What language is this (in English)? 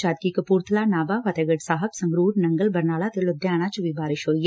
Punjabi